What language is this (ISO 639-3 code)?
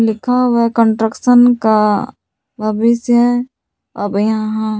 hin